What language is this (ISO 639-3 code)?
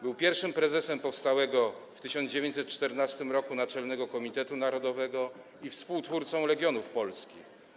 pol